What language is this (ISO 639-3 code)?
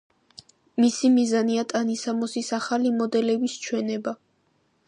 kat